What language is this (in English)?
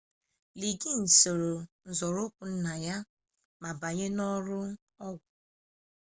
Igbo